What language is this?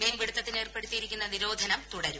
Malayalam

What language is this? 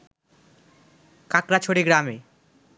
Bangla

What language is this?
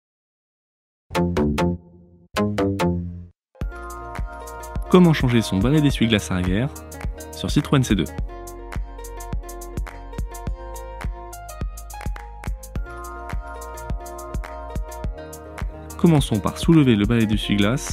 French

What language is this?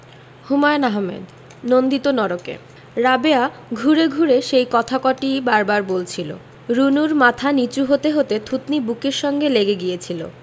Bangla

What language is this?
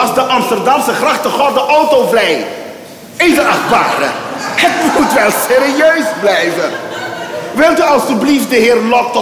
Dutch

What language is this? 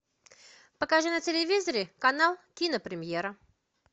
Russian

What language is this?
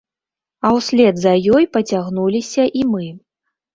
Belarusian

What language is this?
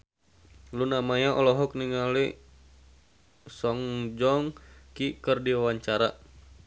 Sundanese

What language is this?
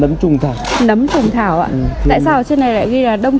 Vietnamese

